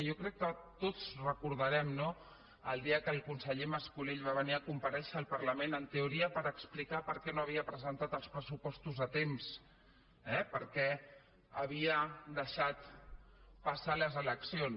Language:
Catalan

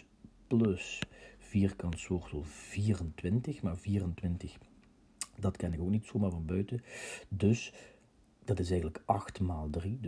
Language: Dutch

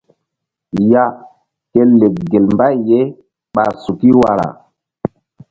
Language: Mbum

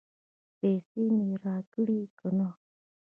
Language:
Pashto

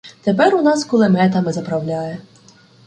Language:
Ukrainian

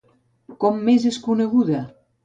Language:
Catalan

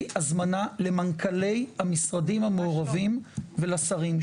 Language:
Hebrew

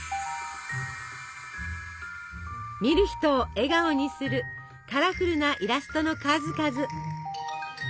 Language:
Japanese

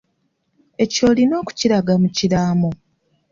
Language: Ganda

